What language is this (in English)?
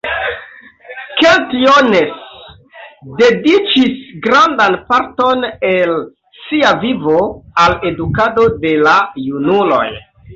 Esperanto